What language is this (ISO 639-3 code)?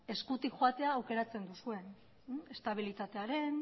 eus